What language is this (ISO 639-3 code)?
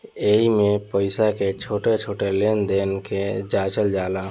bho